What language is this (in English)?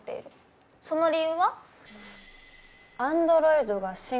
Japanese